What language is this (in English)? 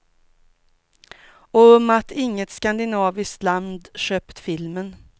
Swedish